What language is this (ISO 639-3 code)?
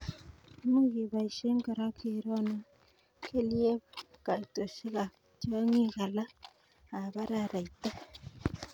kln